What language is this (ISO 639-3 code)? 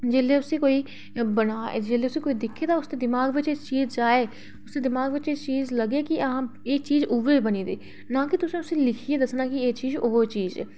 doi